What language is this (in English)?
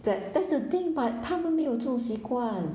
English